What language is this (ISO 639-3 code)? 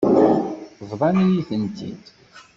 kab